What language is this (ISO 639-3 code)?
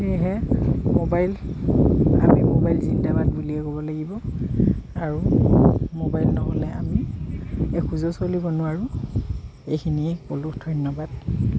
asm